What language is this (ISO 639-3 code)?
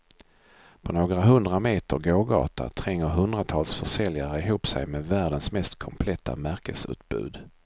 swe